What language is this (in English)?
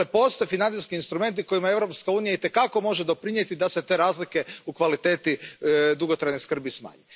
Croatian